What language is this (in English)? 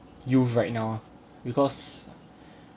English